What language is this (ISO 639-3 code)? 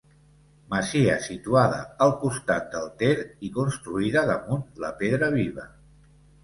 cat